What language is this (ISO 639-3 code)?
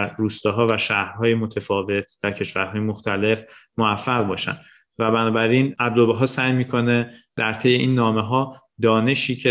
fas